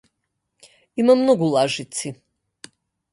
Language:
Macedonian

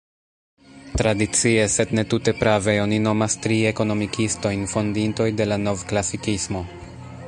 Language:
Esperanto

